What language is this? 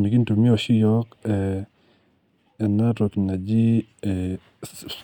Masai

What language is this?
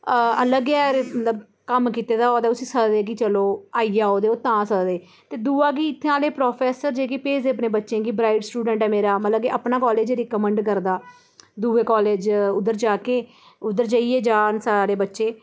Dogri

